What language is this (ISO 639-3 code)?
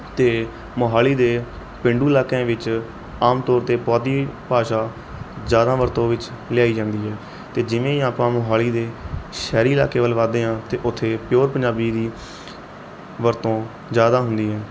pan